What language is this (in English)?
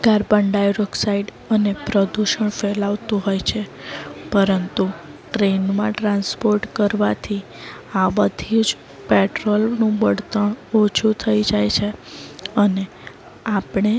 Gujarati